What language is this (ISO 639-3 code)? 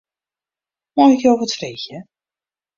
fry